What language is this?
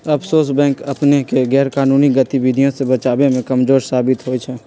Magahi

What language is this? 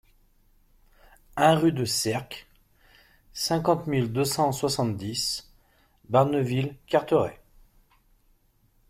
French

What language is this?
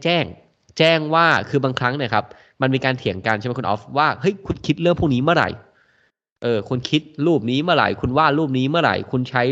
Thai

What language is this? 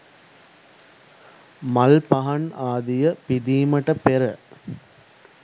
Sinhala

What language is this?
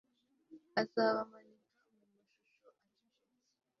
Kinyarwanda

